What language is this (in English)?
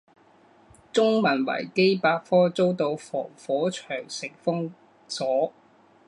Chinese